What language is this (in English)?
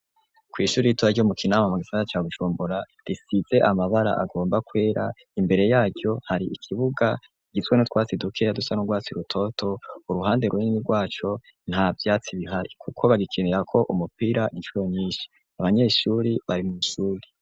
Rundi